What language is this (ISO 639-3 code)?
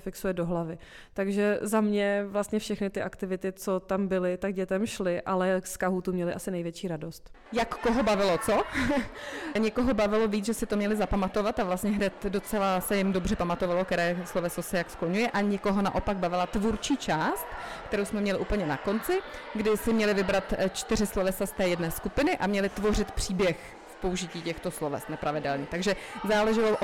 ces